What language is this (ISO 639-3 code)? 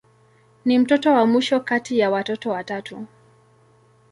swa